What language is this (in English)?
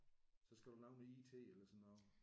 Danish